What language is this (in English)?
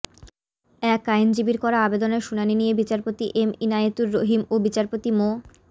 Bangla